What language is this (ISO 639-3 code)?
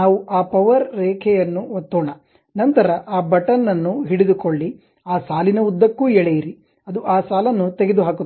kan